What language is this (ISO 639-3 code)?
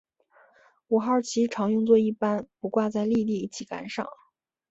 zho